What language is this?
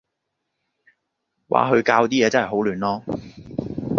Cantonese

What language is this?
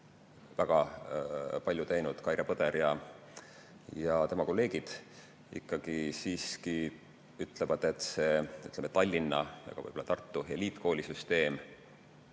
Estonian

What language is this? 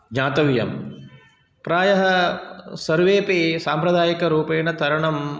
Sanskrit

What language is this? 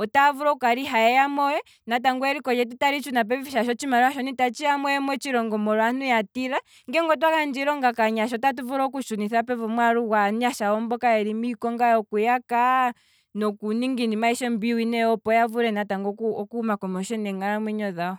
Kwambi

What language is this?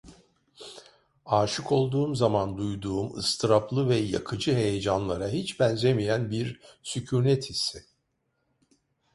Turkish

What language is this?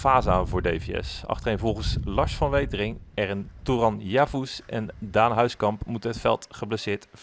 Dutch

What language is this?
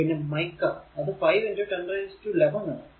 Malayalam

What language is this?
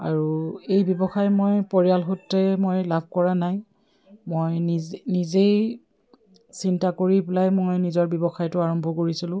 Assamese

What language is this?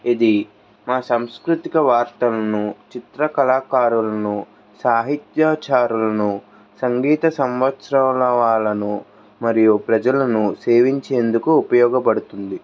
Telugu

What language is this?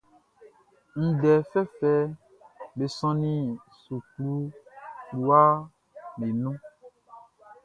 Baoulé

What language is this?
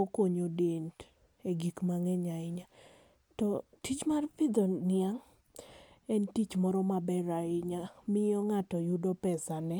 Luo (Kenya and Tanzania)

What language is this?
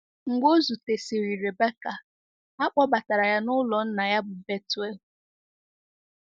Igbo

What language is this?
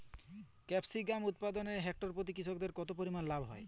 Bangla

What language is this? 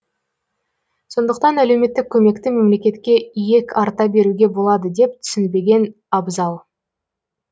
Kazakh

